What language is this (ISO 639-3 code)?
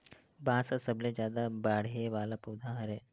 hne